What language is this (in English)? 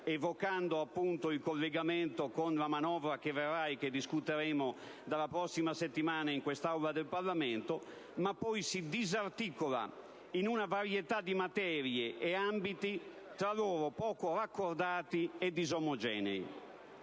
Italian